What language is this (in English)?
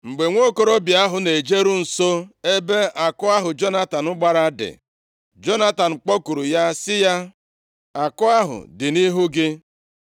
Igbo